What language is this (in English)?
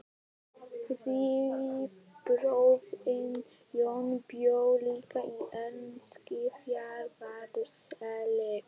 Icelandic